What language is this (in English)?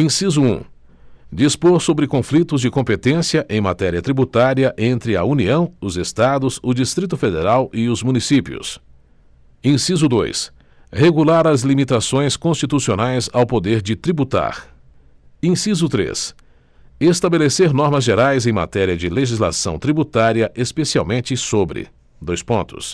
Portuguese